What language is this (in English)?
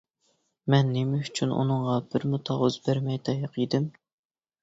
Uyghur